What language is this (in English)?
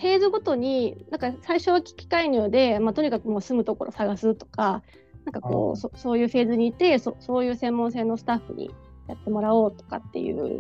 Japanese